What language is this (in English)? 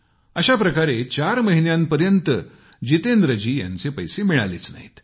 Marathi